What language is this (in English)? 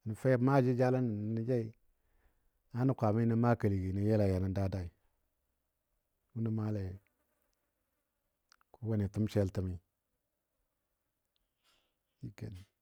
Dadiya